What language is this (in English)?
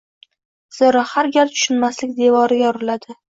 Uzbek